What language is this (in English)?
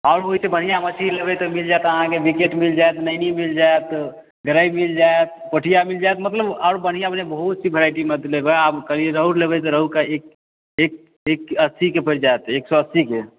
Maithili